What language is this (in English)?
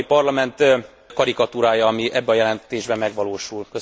Hungarian